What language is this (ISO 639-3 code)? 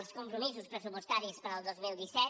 cat